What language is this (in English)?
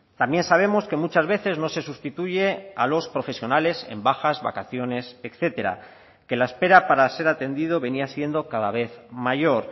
Spanish